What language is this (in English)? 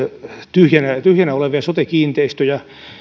Finnish